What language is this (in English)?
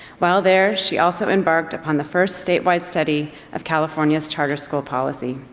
English